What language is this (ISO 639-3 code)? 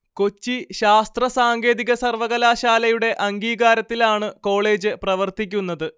mal